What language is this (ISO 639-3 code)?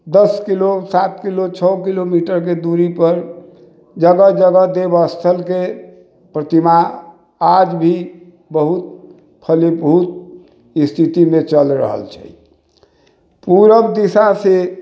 mai